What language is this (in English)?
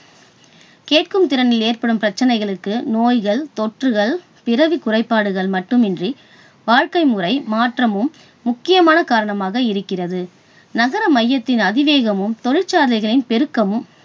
Tamil